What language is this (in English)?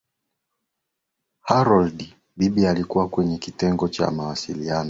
Swahili